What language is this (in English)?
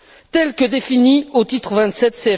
French